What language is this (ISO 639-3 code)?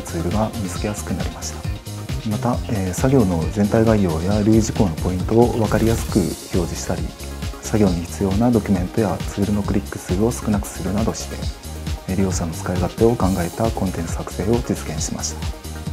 jpn